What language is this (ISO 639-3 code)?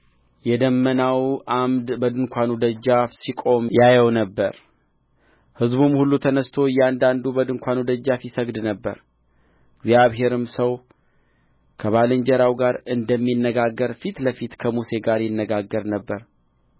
amh